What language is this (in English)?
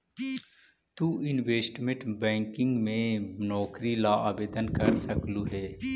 Magahi